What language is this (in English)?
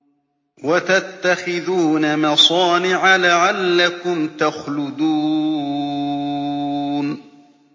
Arabic